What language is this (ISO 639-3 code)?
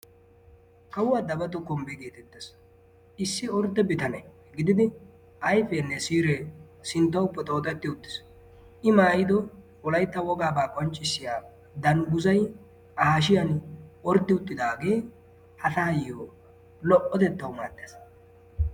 wal